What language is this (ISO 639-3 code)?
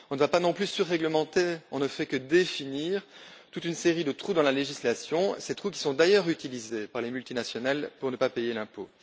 fra